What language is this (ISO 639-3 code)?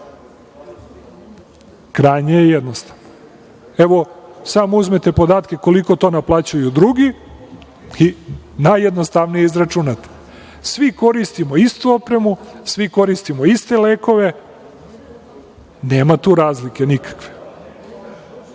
srp